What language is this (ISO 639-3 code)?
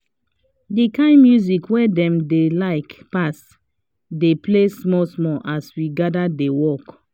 pcm